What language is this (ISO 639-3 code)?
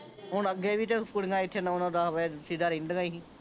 pan